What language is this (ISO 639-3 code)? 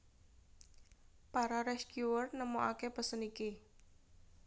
jav